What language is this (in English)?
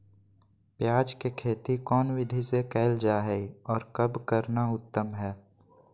Magahi